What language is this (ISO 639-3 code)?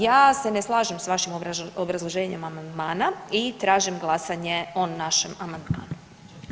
hrv